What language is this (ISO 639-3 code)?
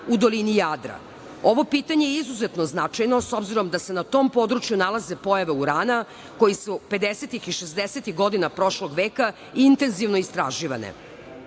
srp